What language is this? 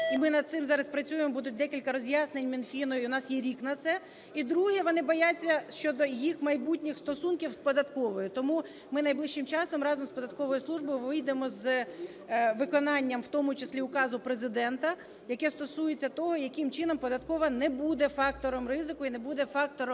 Ukrainian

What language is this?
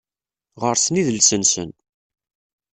Kabyle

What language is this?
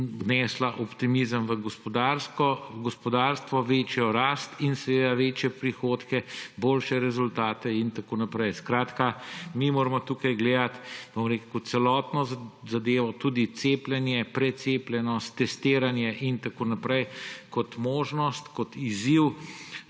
Slovenian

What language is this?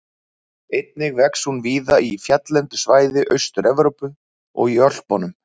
Icelandic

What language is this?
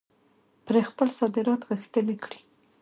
Pashto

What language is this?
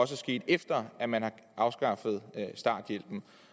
Danish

